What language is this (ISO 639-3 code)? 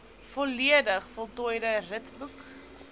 afr